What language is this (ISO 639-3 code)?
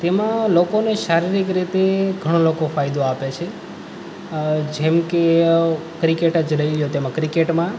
guj